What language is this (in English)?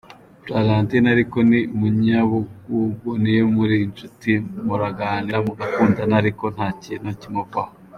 Kinyarwanda